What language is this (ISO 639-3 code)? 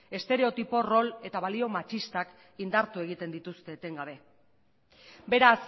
eus